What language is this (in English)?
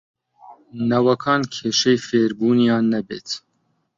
Central Kurdish